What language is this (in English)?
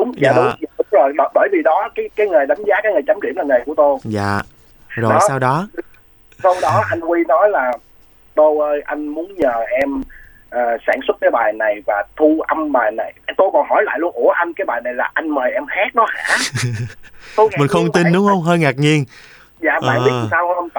Vietnamese